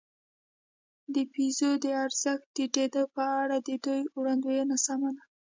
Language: Pashto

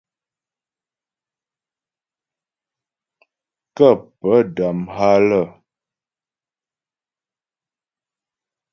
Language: Ghomala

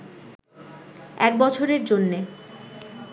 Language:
Bangla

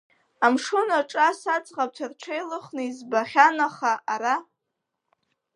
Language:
Abkhazian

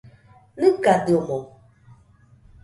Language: Nüpode Huitoto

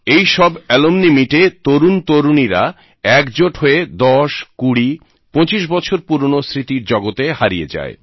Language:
Bangla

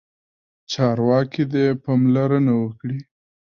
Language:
Pashto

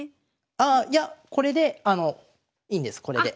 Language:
Japanese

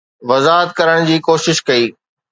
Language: Sindhi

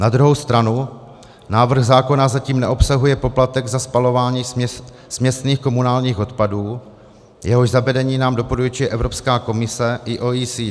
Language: Czech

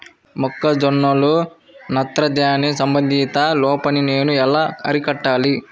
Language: Telugu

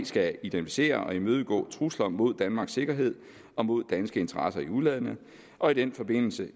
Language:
Danish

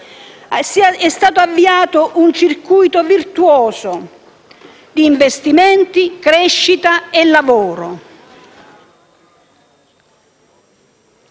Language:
Italian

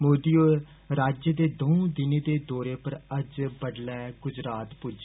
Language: Dogri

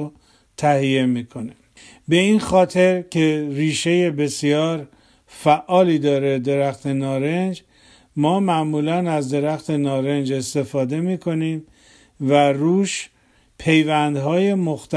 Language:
Persian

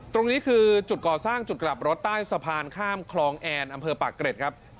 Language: Thai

